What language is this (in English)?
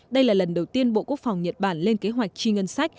Vietnamese